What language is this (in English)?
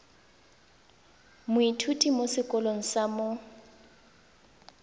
Tswana